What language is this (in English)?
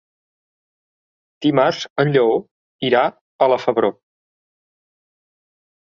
Catalan